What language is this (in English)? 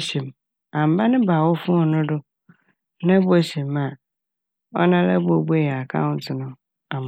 Akan